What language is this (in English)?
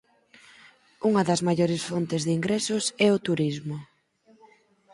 Galician